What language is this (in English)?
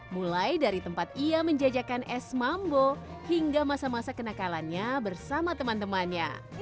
Indonesian